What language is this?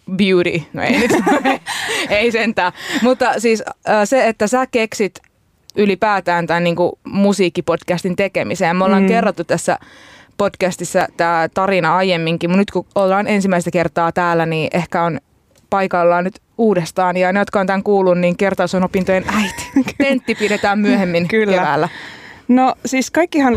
Finnish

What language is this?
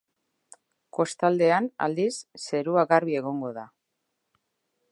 Basque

